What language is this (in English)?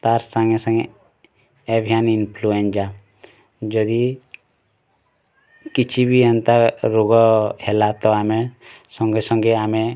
Odia